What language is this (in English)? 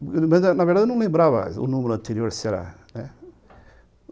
Portuguese